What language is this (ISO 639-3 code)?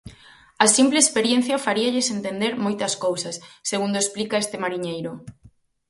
glg